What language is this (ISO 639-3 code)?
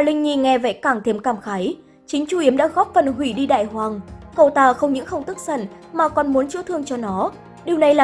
vie